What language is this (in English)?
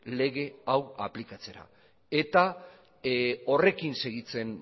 Basque